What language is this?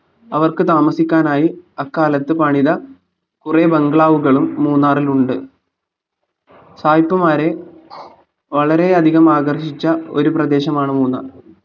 Malayalam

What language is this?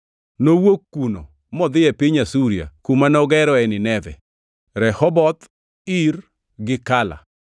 Luo (Kenya and Tanzania)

